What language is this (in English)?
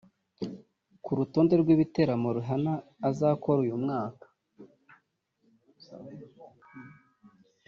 Kinyarwanda